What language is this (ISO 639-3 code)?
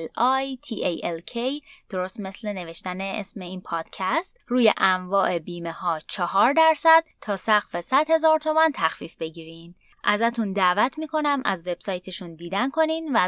fas